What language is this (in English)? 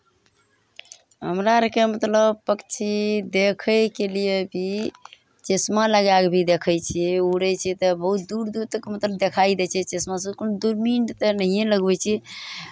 Maithili